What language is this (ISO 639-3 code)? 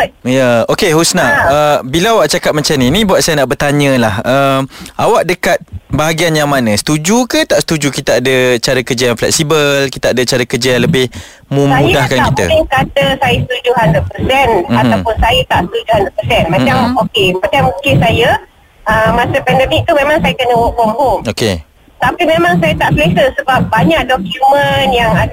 msa